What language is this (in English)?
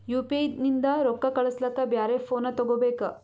Kannada